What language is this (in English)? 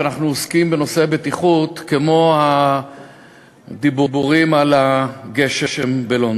Hebrew